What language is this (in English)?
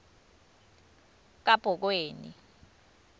Swati